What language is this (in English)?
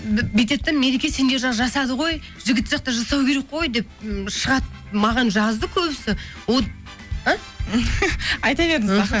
Kazakh